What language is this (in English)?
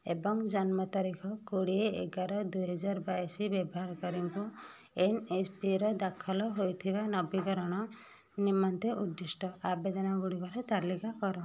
Odia